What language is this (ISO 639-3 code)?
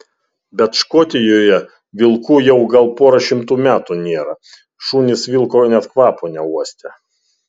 lit